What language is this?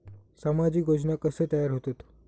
Marathi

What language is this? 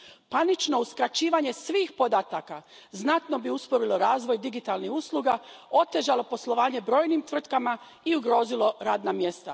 Croatian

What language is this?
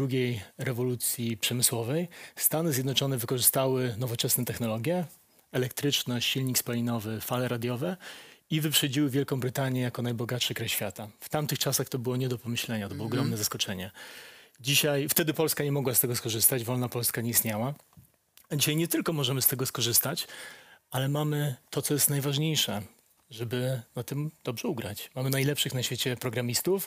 Polish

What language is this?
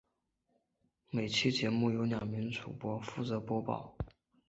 Chinese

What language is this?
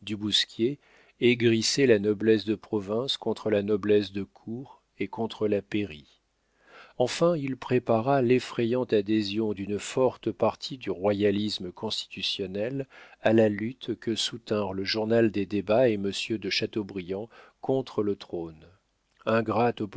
French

